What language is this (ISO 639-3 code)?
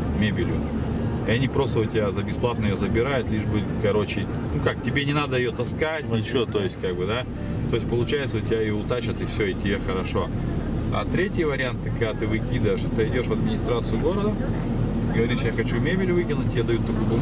rus